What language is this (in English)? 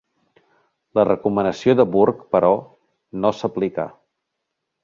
Catalan